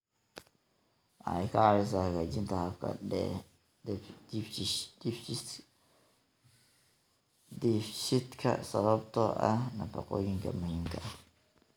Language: Somali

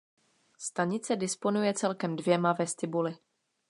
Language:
Czech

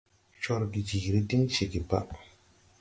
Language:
Tupuri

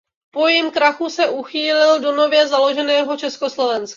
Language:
Czech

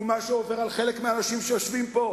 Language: Hebrew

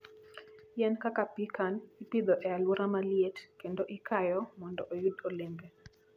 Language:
Luo (Kenya and Tanzania)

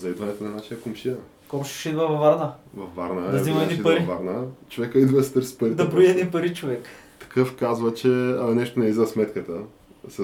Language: Bulgarian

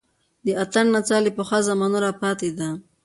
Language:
Pashto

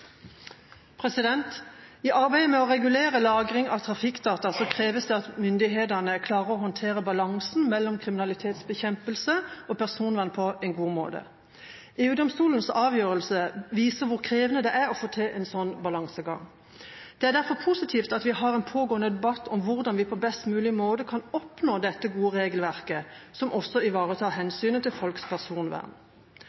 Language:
Norwegian Bokmål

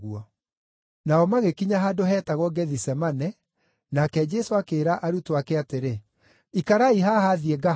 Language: Kikuyu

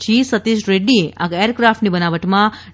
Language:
Gujarati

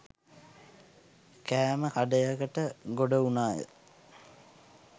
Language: Sinhala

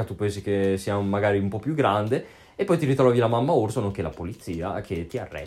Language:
Italian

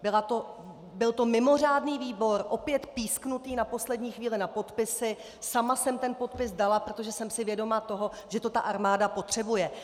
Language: Czech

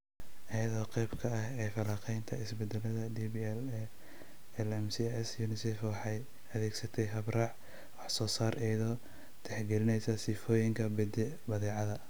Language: Somali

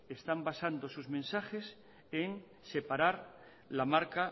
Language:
Spanish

